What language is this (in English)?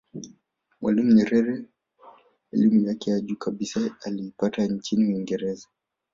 Swahili